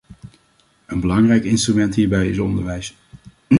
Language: Dutch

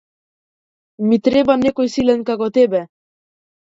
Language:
Macedonian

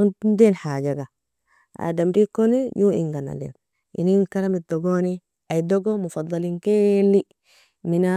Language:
Nobiin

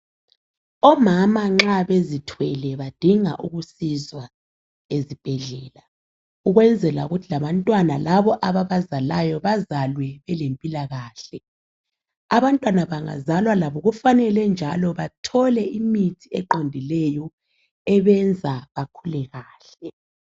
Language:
North Ndebele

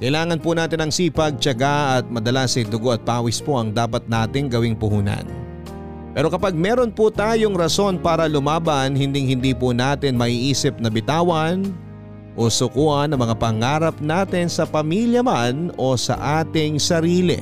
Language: Filipino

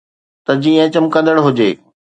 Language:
Sindhi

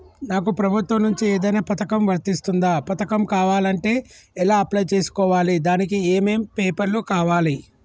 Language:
Telugu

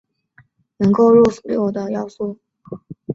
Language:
Chinese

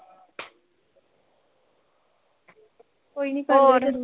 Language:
Punjabi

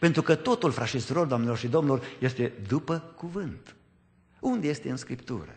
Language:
Romanian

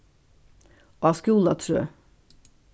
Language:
Faroese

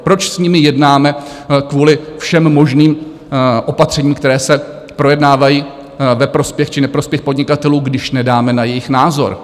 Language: Czech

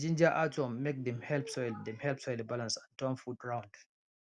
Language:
Nigerian Pidgin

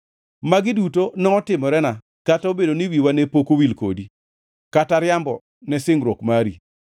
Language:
Luo (Kenya and Tanzania)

